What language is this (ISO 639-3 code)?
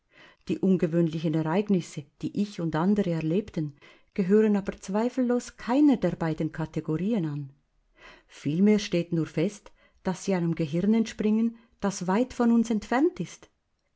deu